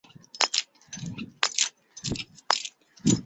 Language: Chinese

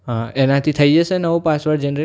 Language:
Gujarati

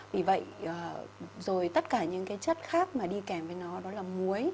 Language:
Vietnamese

